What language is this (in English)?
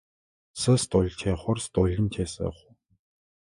Adyghe